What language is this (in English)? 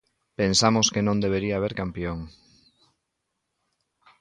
Galician